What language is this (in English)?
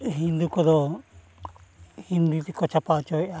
Santali